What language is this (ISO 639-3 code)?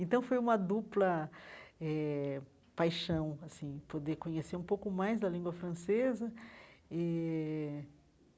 por